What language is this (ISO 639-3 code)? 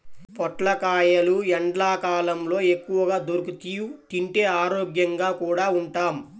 tel